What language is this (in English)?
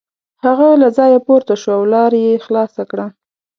Pashto